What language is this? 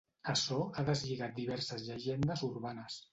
Catalan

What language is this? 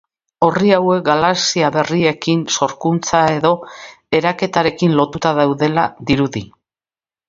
Basque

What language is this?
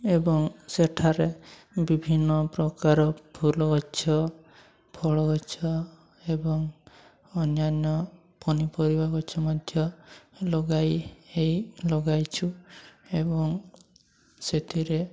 Odia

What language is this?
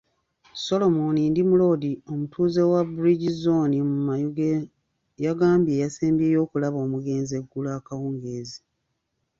Ganda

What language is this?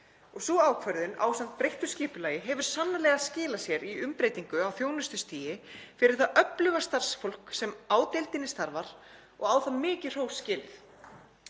Icelandic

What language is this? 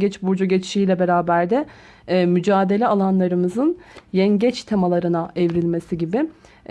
Turkish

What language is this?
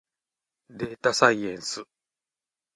Japanese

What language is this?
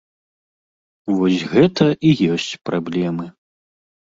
Belarusian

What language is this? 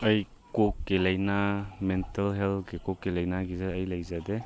Manipuri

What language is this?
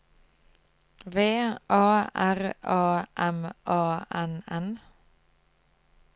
Norwegian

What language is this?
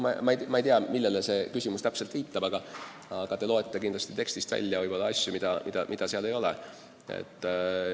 Estonian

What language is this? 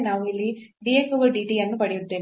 Kannada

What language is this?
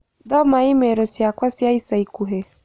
Kikuyu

